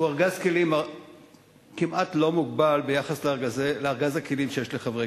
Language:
Hebrew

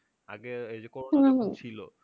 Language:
Bangla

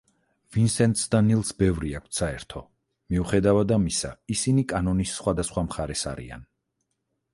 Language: Georgian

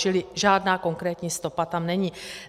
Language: Czech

